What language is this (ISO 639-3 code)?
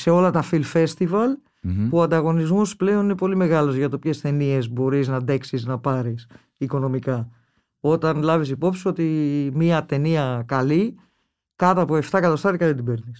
ell